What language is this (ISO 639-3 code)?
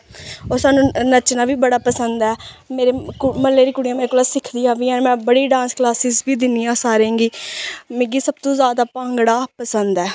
doi